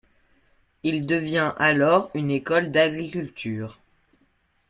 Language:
French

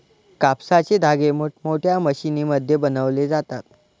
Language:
Marathi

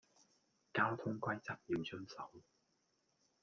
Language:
Cantonese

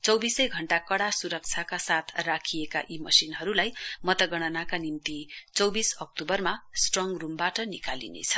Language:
Nepali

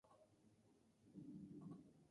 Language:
Spanish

